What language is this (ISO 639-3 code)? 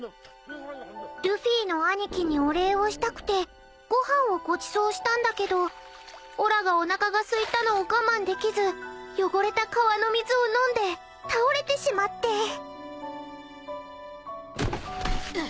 jpn